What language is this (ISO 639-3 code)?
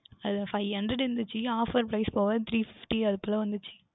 tam